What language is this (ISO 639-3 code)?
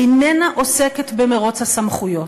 heb